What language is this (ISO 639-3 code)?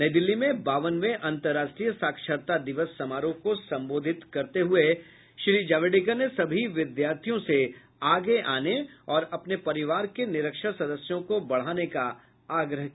hin